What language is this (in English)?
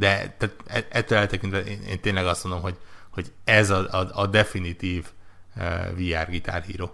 Hungarian